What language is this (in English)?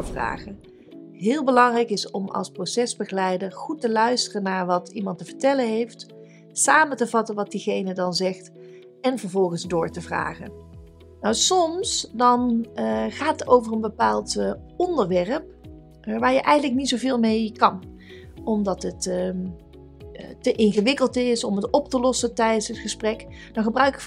Dutch